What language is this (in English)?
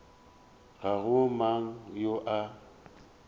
Northern Sotho